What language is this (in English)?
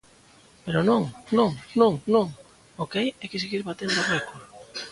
Galician